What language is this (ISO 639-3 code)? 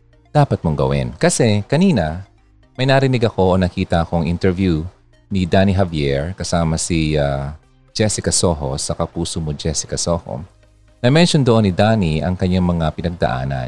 fil